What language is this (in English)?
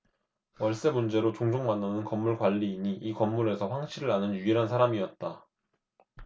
Korean